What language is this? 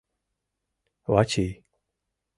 Mari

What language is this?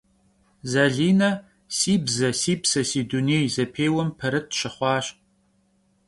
Kabardian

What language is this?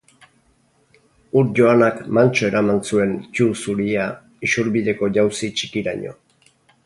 Basque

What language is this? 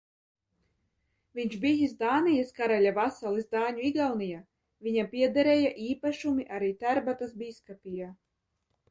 Latvian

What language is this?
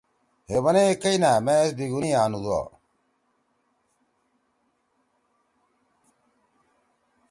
Torwali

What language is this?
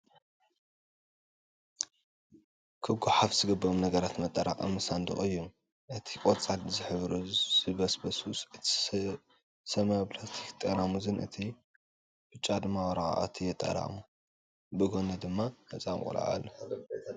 Tigrinya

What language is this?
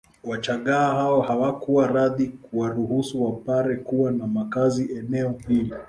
Swahili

